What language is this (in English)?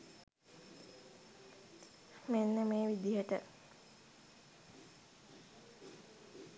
Sinhala